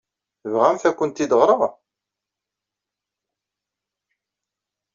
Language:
Kabyle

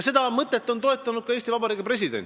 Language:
Estonian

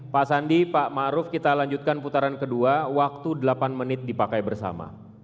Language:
Indonesian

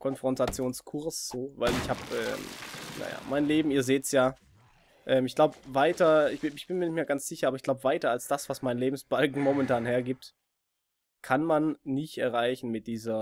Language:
German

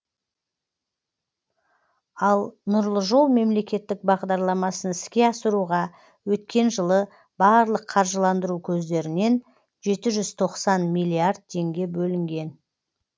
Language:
Kazakh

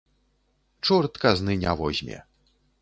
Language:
Belarusian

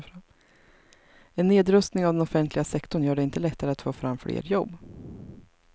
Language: Swedish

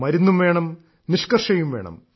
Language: Malayalam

